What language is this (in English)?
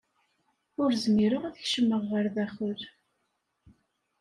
Kabyle